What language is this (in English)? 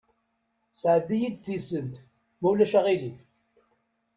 Kabyle